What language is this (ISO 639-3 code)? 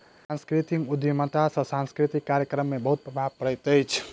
mai